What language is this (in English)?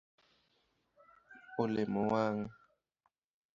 Luo (Kenya and Tanzania)